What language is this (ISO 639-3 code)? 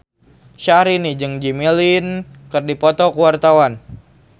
sun